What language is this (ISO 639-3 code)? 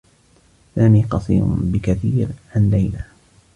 ara